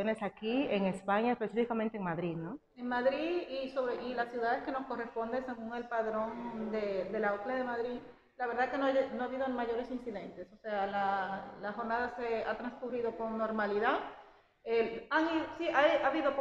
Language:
Spanish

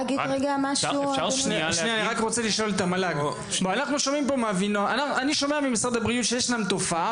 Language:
Hebrew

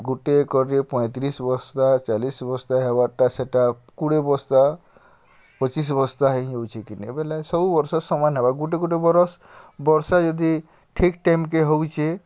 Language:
Odia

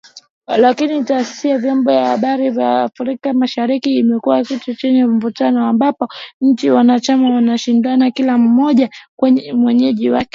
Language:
Swahili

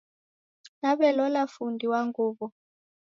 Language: Taita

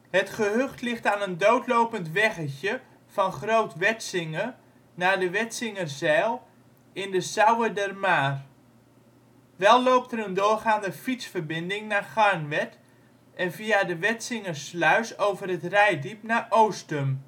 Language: Dutch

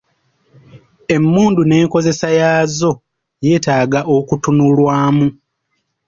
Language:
Ganda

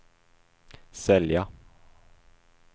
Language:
Swedish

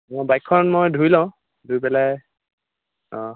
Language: Assamese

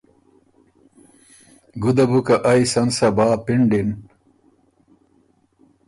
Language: Ormuri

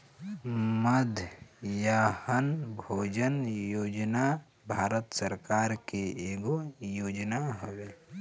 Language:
Bhojpuri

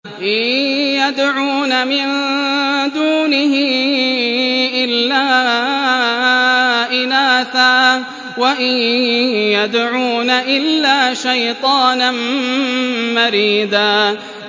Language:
Arabic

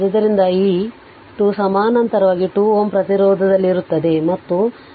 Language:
Kannada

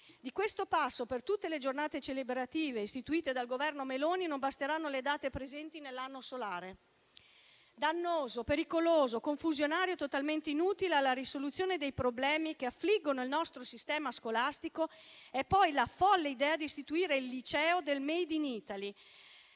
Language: Italian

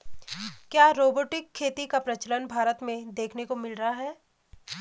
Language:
Hindi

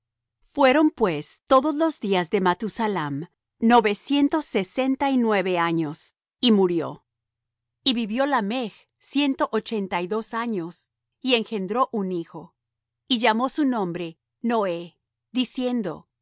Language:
Spanish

